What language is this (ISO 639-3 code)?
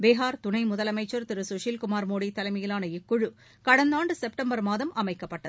tam